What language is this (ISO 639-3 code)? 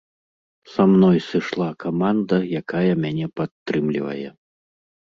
bel